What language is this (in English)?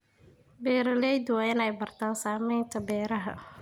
Somali